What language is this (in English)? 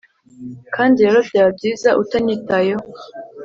Kinyarwanda